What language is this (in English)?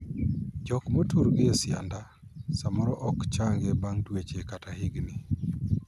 Luo (Kenya and Tanzania)